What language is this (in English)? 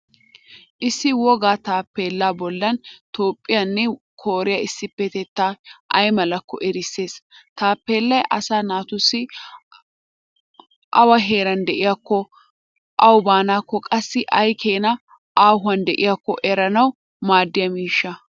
Wolaytta